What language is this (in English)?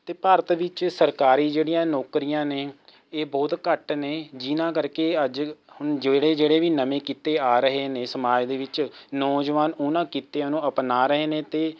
Punjabi